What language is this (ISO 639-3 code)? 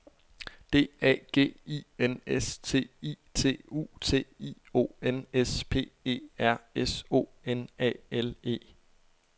dan